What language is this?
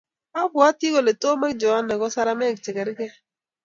Kalenjin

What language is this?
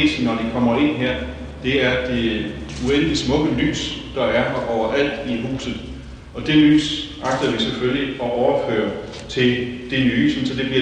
Danish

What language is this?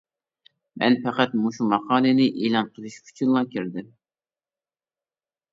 Uyghur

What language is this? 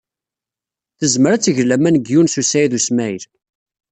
Kabyle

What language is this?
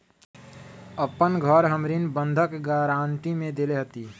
Magahi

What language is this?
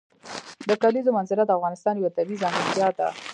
Pashto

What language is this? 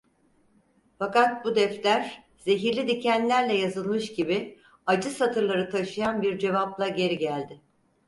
Turkish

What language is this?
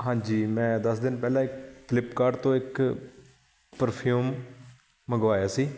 Punjabi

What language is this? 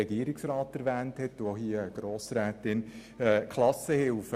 Swiss German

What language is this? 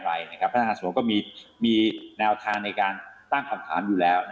Thai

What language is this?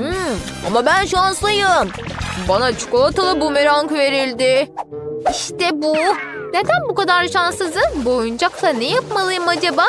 Turkish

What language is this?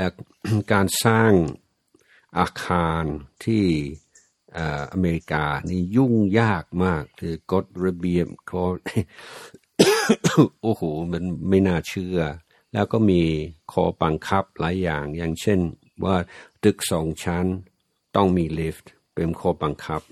Thai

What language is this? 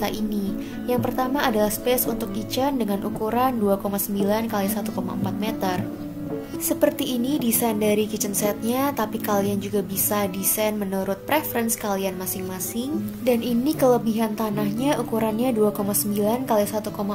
Indonesian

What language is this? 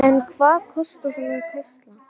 Icelandic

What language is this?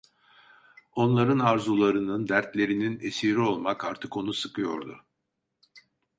Turkish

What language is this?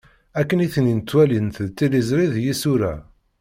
Kabyle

